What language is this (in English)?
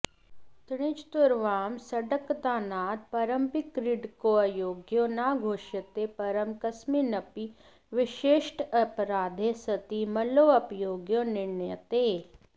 Sanskrit